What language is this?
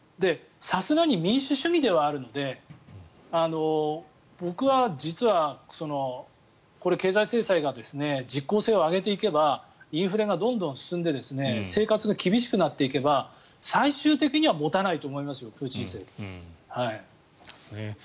Japanese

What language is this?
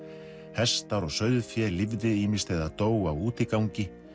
Icelandic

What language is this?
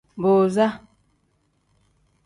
Tem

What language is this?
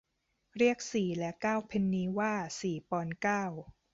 Thai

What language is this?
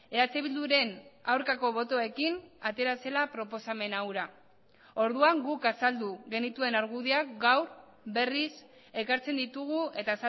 Basque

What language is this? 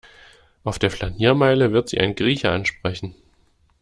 German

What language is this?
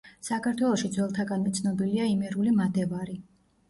Georgian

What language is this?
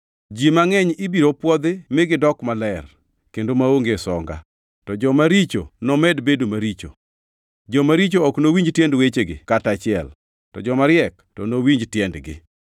Luo (Kenya and Tanzania)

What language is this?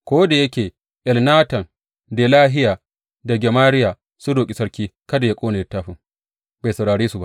Hausa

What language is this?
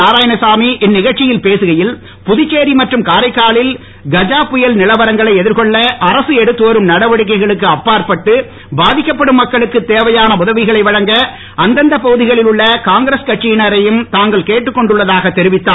Tamil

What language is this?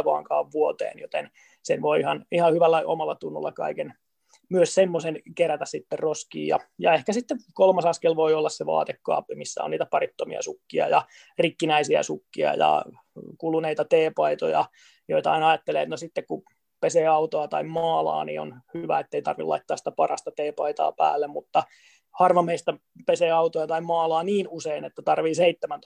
Finnish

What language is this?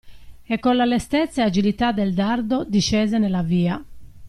Italian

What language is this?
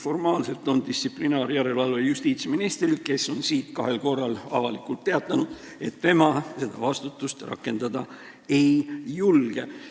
Estonian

